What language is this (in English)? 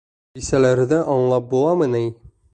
Bashkir